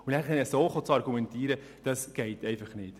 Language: Swiss German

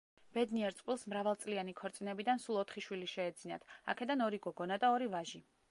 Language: Georgian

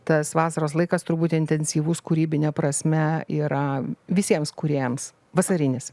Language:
Lithuanian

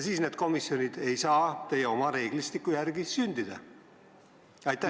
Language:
Estonian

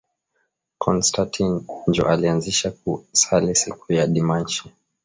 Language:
Swahili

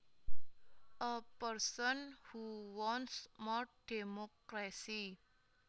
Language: Javanese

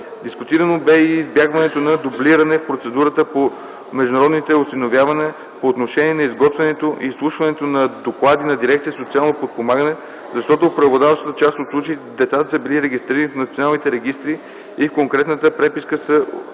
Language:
Bulgarian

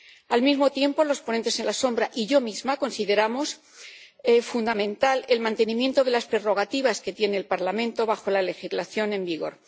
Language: Spanish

